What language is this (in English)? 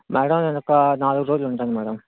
Telugu